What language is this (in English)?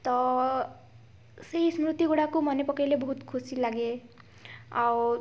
Odia